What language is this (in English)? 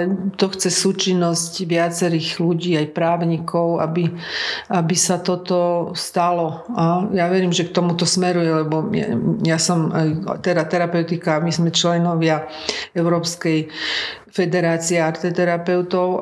Slovak